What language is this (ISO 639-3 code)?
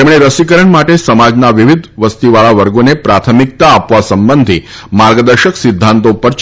guj